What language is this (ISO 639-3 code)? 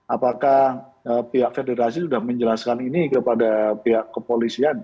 ind